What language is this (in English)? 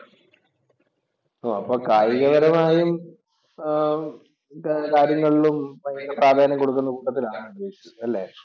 Malayalam